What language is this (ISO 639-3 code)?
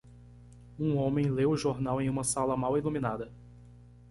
por